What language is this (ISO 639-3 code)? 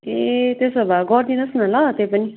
nep